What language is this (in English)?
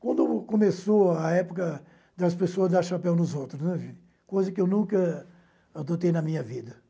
Portuguese